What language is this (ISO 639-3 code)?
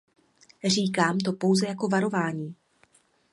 ces